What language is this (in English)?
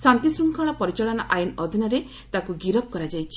Odia